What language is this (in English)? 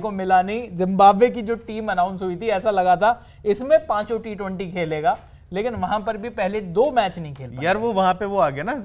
Hindi